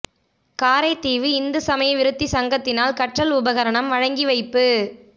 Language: Tamil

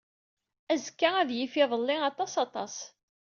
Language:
Kabyle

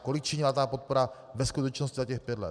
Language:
Czech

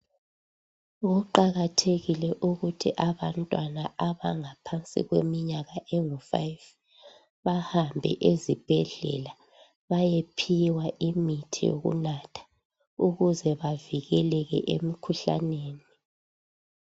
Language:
North Ndebele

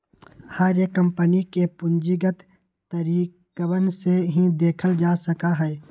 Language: Magahi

